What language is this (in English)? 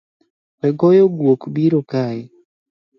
Luo (Kenya and Tanzania)